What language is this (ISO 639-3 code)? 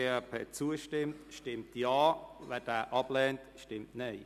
gsw